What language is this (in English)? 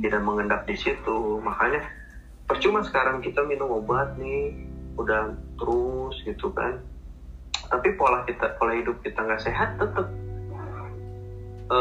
Indonesian